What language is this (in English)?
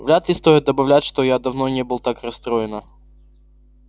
Russian